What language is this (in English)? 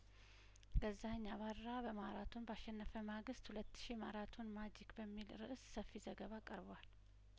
Amharic